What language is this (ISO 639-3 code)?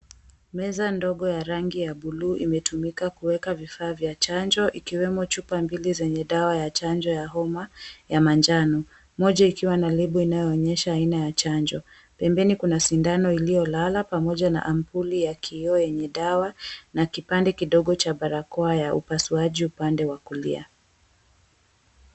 swa